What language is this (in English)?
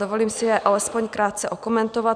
Czech